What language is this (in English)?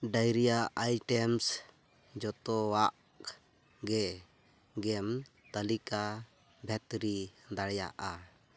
Santali